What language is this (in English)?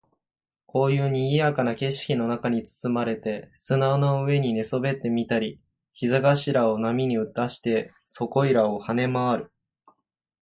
Japanese